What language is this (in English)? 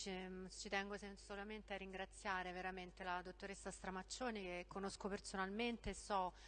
Italian